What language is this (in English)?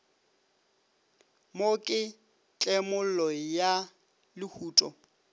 Northern Sotho